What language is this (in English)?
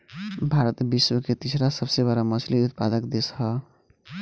Bhojpuri